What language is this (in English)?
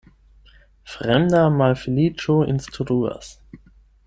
Esperanto